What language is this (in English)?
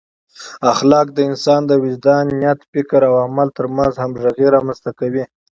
Pashto